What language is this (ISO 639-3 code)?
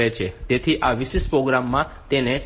guj